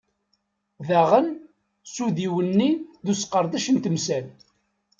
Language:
Kabyle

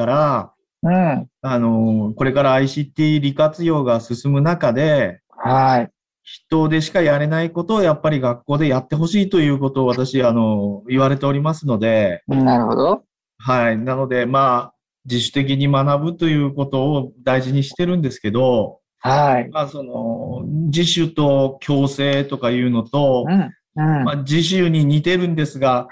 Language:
Japanese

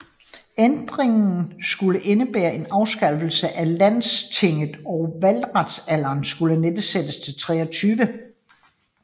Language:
Danish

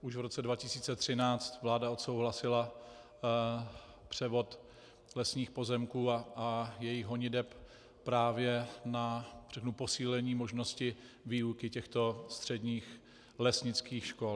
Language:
Czech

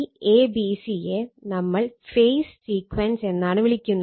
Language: Malayalam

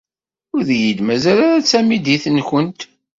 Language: Kabyle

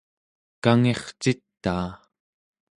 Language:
Central Yupik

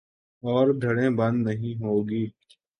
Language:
Urdu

